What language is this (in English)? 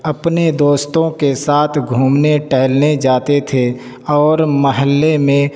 Urdu